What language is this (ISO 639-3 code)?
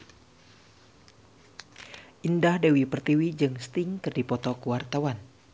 sun